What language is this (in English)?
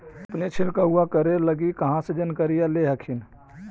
Magahi